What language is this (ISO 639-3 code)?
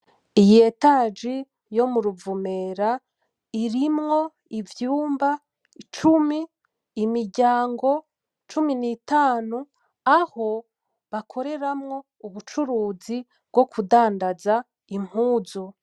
run